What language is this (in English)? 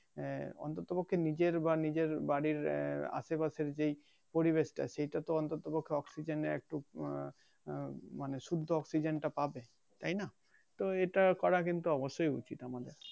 Bangla